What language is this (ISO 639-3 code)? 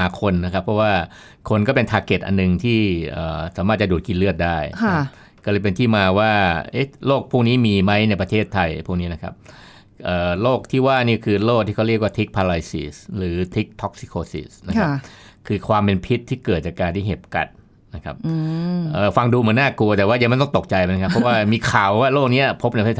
tha